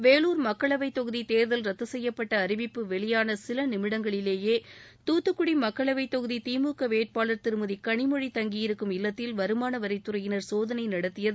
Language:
Tamil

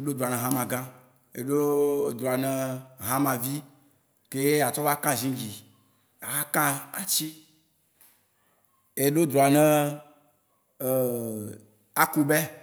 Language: Waci Gbe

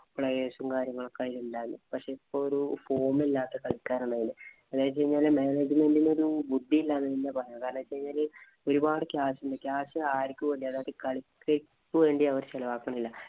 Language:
Malayalam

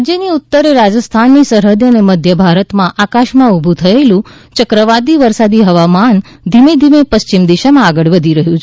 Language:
Gujarati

